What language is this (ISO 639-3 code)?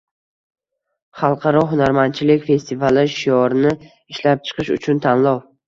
uzb